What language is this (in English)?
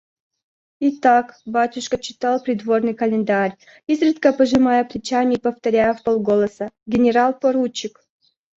Russian